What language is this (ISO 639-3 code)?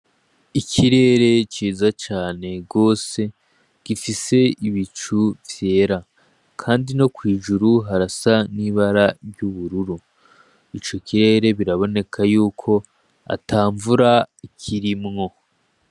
run